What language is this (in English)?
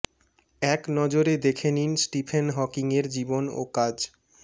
Bangla